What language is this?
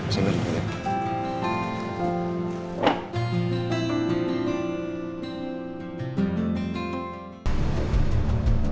Indonesian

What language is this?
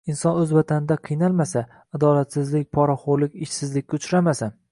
Uzbek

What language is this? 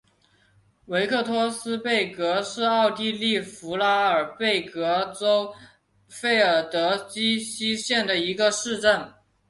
Chinese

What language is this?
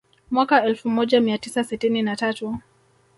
Swahili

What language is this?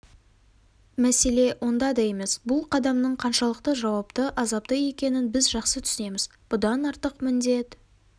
Kazakh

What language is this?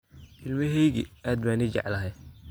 Somali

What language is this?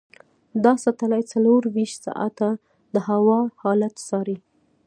Pashto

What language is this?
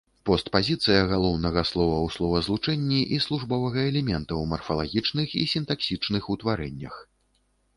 Belarusian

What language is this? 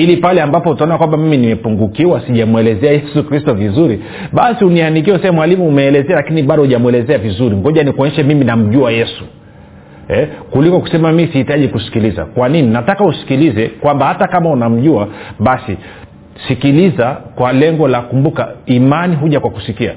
Swahili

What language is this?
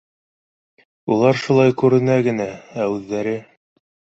Bashkir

